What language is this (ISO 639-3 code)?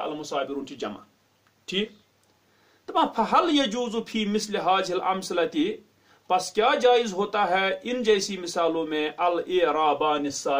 tur